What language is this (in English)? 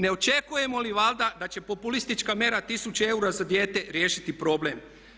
Croatian